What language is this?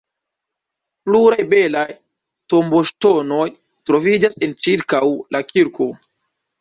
Esperanto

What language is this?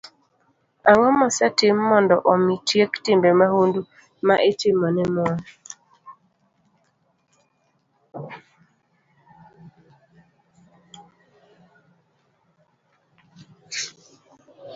Luo (Kenya and Tanzania)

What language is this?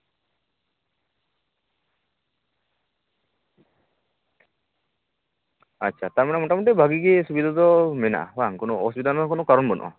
Santali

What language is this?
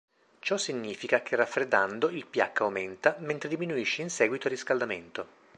Italian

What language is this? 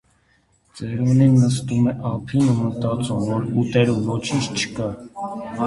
Armenian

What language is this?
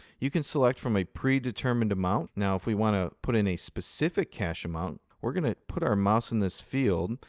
English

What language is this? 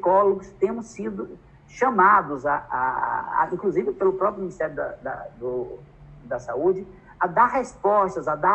Portuguese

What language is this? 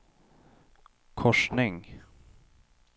Swedish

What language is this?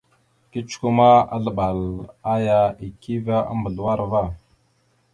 Mada (Cameroon)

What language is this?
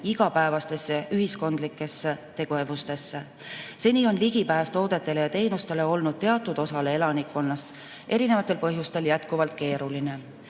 Estonian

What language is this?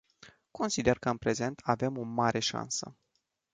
Romanian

